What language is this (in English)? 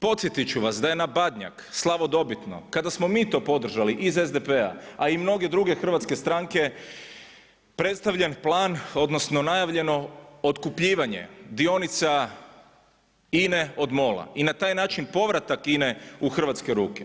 Croatian